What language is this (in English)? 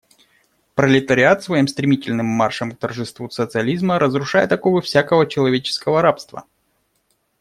Russian